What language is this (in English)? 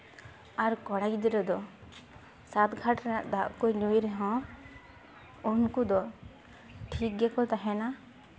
Santali